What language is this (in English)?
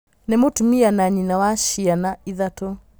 Kikuyu